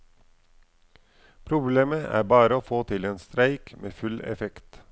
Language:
Norwegian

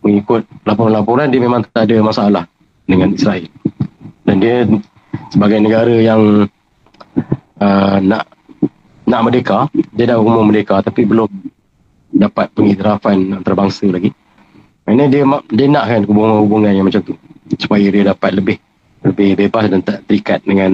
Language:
Malay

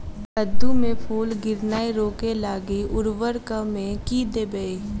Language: Maithili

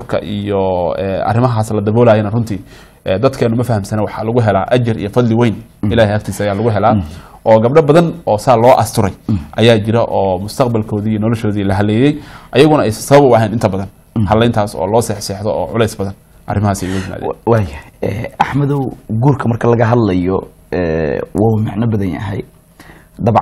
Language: Arabic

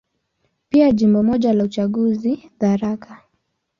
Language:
Swahili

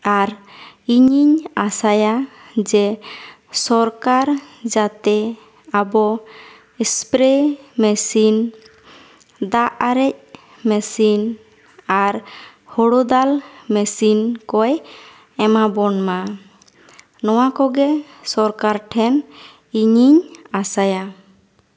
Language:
Santali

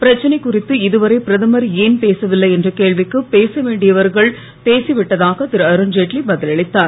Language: Tamil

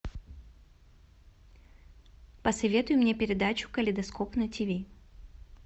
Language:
Russian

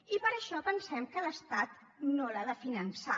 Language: Catalan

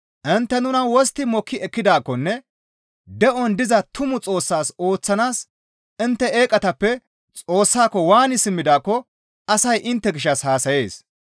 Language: Gamo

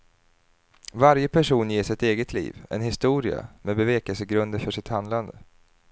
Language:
Swedish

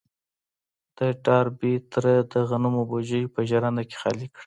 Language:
Pashto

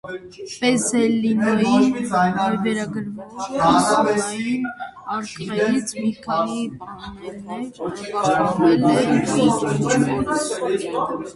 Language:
Armenian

